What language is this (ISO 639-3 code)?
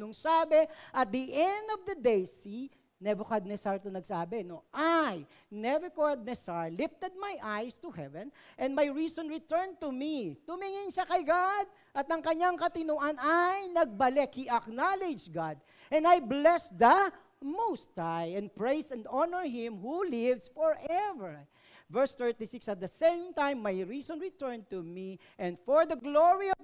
fil